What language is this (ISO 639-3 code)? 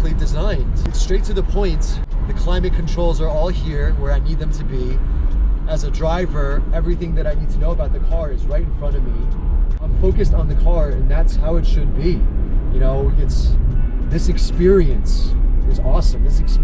eng